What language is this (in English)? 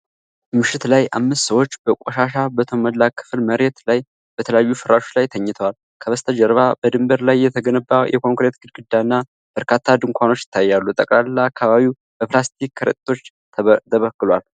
Amharic